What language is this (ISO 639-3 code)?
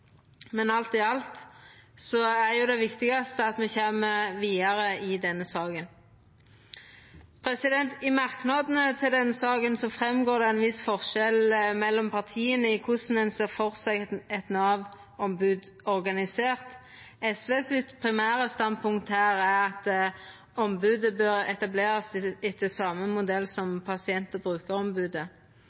nno